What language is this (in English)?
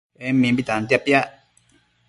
Matsés